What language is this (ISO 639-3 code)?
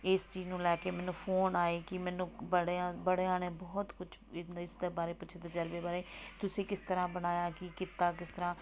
pan